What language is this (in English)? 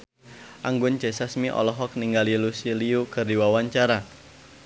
Sundanese